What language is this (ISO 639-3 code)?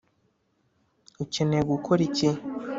kin